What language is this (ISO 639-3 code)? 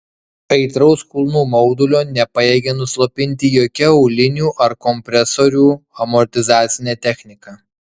lit